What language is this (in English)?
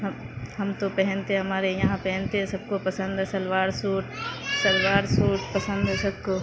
Urdu